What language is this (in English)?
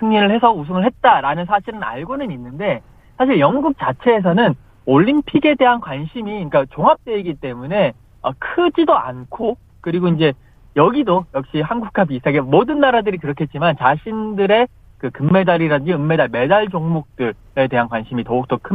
Korean